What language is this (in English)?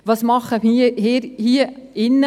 Swiss German